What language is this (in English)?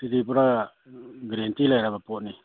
Manipuri